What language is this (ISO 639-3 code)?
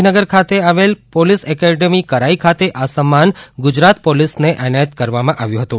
guj